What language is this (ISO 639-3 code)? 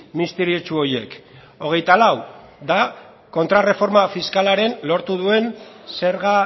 eus